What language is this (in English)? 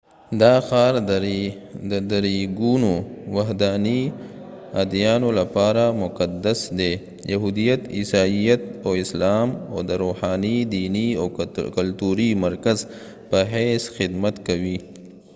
Pashto